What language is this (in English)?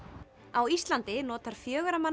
Icelandic